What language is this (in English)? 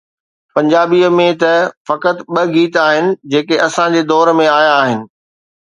Sindhi